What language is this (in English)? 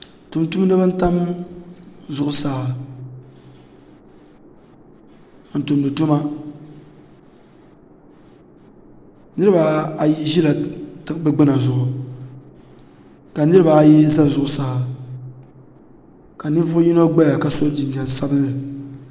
Dagbani